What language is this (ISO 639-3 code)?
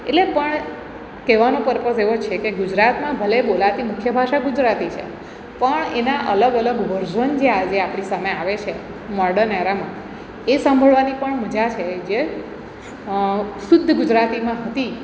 guj